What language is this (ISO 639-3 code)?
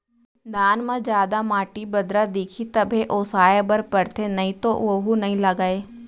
hne